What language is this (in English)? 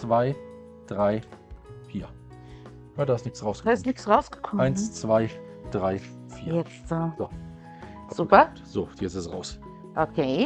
German